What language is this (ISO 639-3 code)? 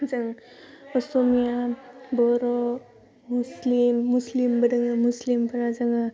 brx